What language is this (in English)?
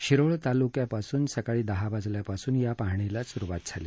Marathi